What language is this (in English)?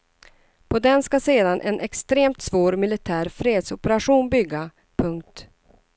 Swedish